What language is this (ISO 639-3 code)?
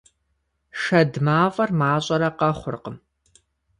kbd